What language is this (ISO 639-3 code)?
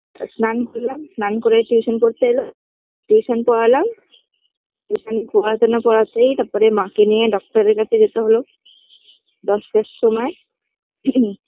ben